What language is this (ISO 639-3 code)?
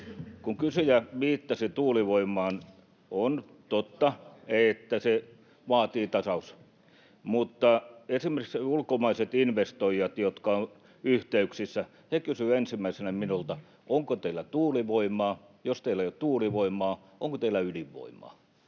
fin